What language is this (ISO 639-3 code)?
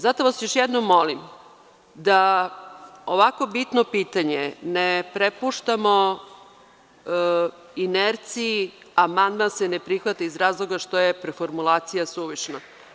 srp